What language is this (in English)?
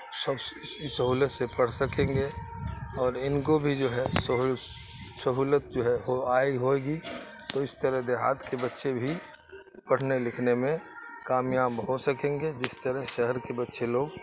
Urdu